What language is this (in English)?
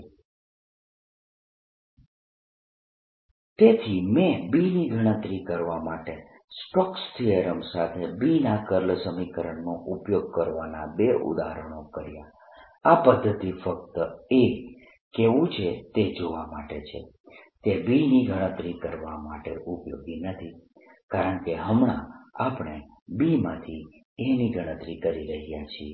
Gujarati